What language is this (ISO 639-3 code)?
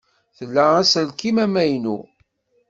kab